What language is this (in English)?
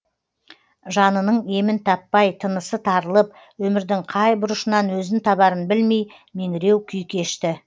Kazakh